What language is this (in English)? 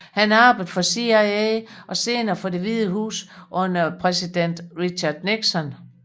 Danish